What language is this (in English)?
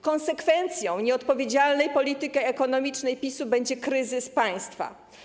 Polish